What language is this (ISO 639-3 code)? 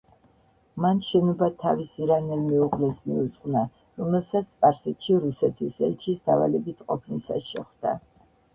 kat